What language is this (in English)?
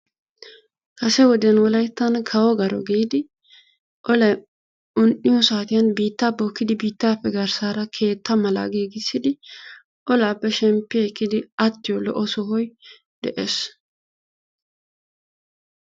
Wolaytta